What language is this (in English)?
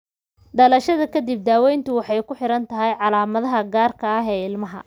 Somali